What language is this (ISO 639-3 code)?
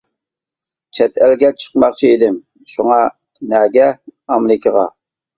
uig